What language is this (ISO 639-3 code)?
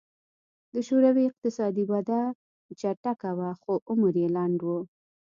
pus